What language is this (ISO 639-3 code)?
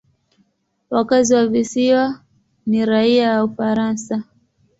swa